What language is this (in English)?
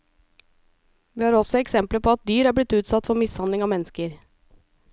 Norwegian